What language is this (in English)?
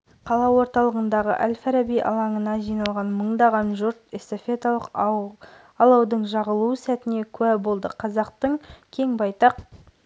Kazakh